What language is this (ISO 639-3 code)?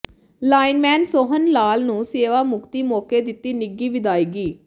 pan